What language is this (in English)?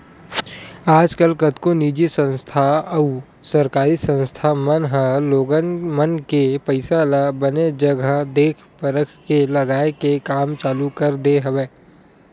Chhattisgarhi